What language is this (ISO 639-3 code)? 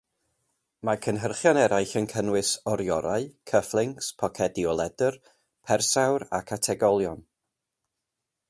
cym